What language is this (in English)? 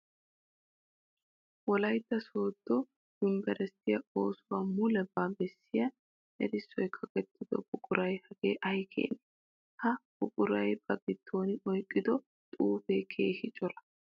Wolaytta